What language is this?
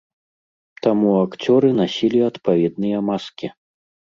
Belarusian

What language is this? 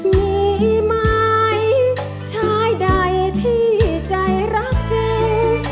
Thai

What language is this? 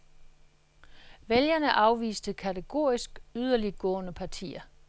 Danish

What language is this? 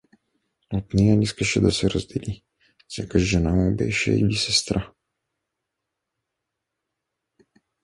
Bulgarian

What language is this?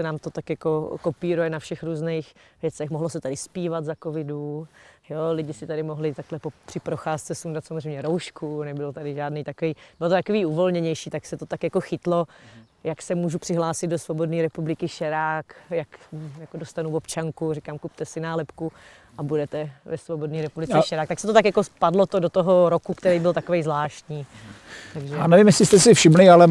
Czech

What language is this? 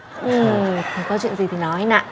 Vietnamese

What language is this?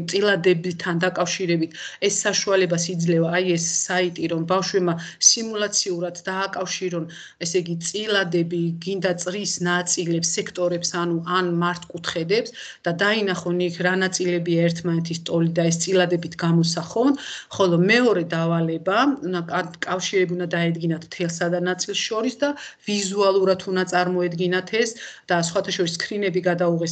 Romanian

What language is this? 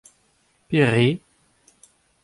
Breton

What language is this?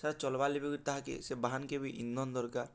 Odia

